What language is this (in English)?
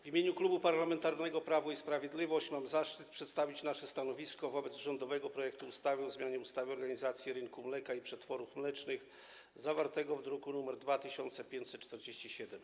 Polish